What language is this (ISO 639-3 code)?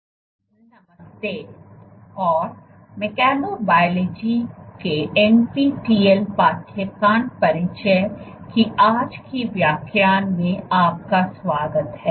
hin